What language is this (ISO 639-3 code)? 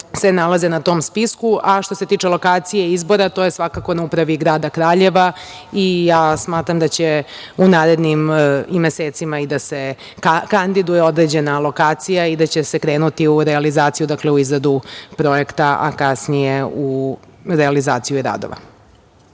srp